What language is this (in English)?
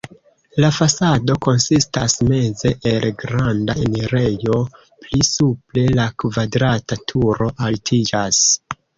Esperanto